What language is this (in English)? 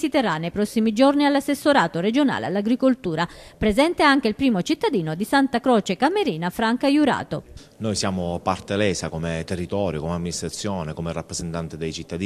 Italian